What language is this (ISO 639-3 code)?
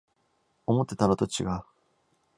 jpn